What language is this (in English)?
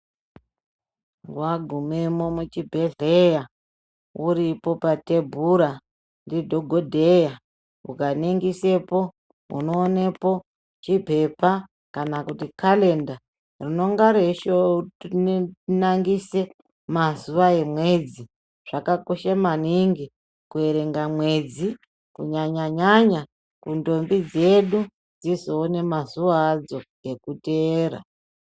Ndau